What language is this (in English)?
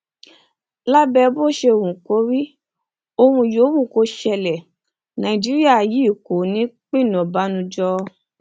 Yoruba